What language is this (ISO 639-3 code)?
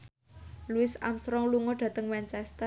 jav